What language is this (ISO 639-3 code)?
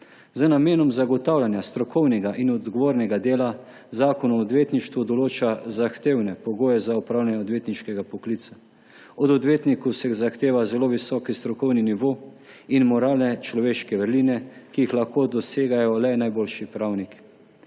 slv